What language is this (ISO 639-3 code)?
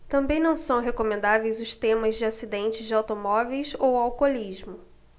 por